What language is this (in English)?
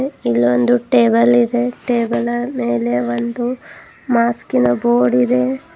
Kannada